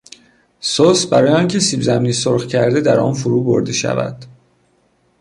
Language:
Persian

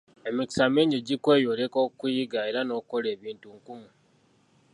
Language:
Ganda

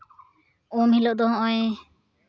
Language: Santali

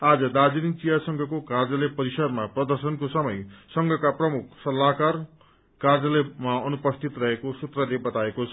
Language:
Nepali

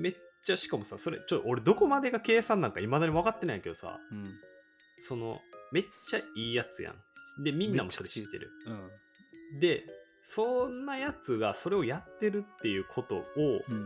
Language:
Japanese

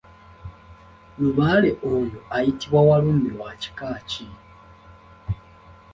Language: Ganda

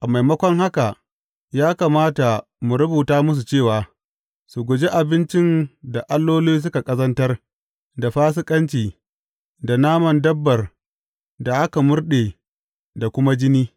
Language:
Hausa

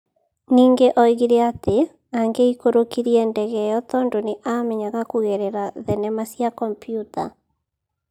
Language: Kikuyu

